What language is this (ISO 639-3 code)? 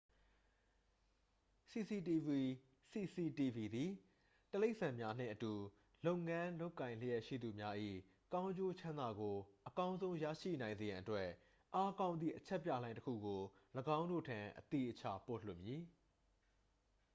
mya